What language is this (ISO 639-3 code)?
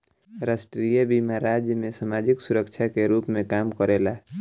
bho